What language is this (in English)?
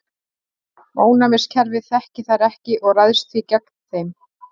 Icelandic